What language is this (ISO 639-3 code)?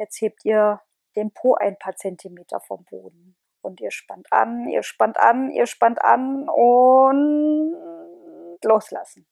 deu